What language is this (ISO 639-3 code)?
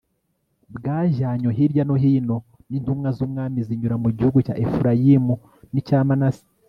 kin